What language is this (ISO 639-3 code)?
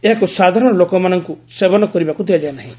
ori